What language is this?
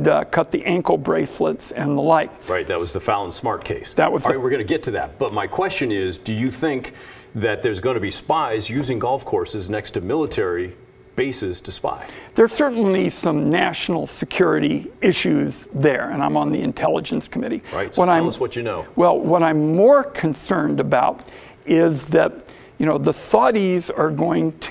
English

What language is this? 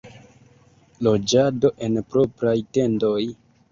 Esperanto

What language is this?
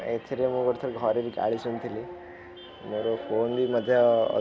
Odia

